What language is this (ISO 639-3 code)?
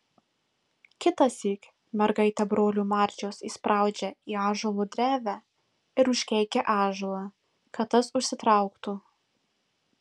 lit